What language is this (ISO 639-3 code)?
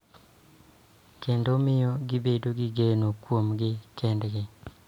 luo